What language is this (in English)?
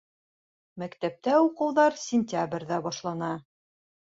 Bashkir